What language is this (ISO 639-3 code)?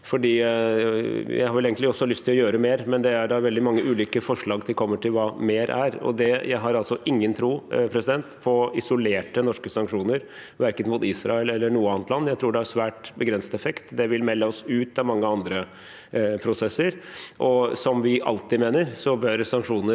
nor